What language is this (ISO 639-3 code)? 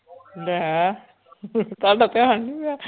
pan